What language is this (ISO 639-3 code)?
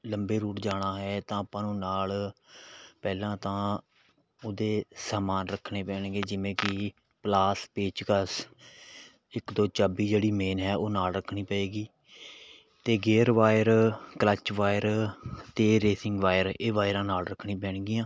pan